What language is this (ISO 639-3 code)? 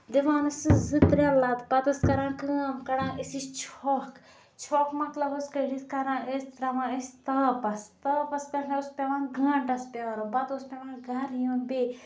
kas